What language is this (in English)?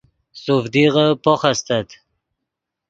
Yidgha